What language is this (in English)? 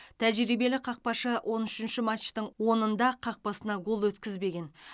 Kazakh